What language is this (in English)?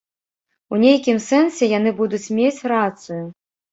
Belarusian